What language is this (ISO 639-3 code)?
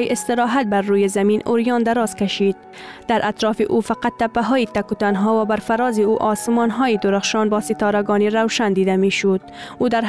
fas